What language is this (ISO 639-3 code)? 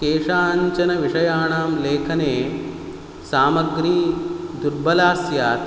san